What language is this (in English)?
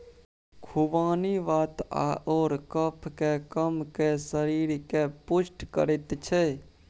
Maithili